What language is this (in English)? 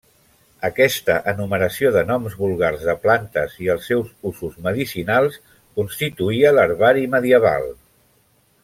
Catalan